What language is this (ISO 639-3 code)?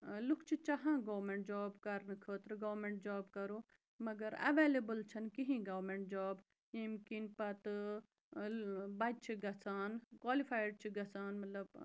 kas